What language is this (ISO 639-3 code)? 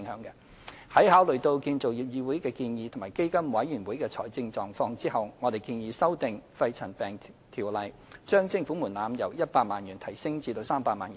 yue